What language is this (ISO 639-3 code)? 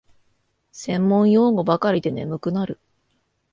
jpn